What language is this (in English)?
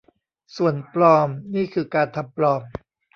Thai